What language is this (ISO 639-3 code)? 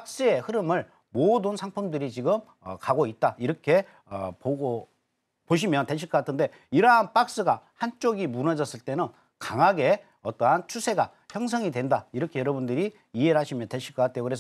kor